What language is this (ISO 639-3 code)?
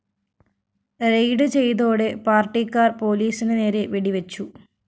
mal